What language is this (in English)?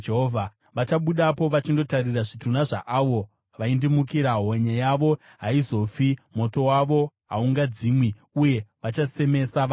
Shona